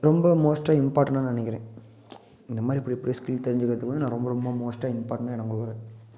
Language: Tamil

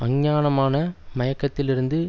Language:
Tamil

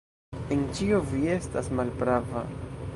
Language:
Esperanto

